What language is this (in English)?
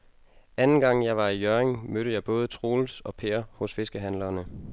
Danish